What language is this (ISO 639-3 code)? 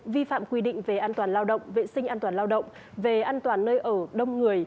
vie